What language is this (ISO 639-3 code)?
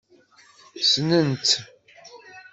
kab